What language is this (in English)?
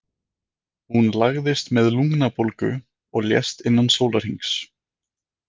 Icelandic